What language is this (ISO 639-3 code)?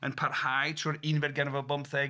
cym